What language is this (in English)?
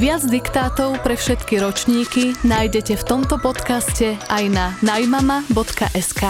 Slovak